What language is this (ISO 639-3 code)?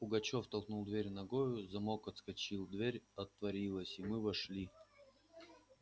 rus